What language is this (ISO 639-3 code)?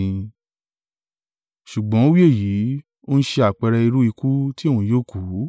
yor